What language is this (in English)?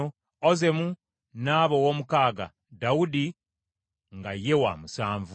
Ganda